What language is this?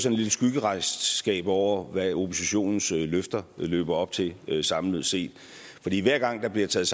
Danish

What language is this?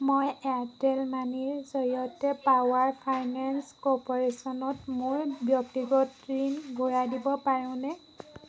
Assamese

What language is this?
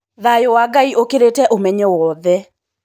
Kikuyu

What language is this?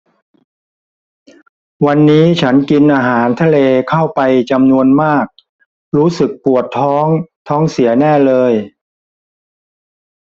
Thai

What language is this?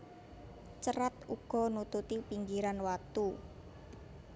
Javanese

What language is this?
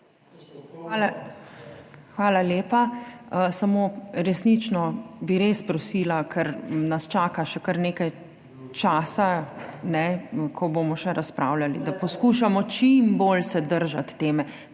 Slovenian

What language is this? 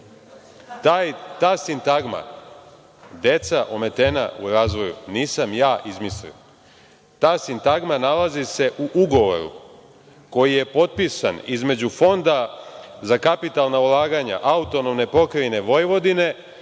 Serbian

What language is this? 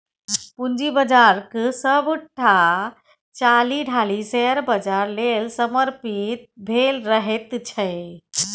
Maithili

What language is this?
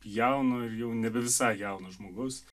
Lithuanian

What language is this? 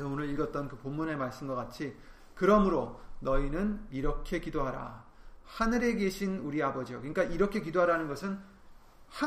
Korean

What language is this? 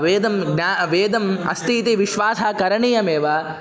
Sanskrit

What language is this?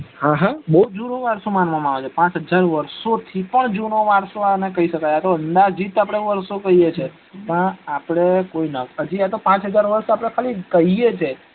Gujarati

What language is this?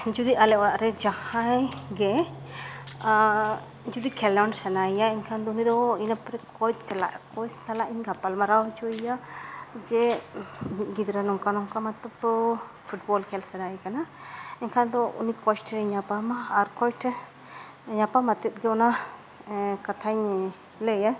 Santali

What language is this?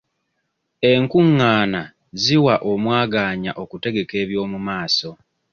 Ganda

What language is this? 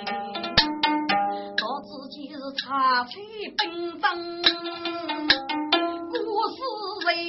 Chinese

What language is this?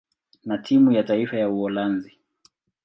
Swahili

